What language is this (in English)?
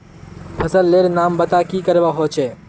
Magahi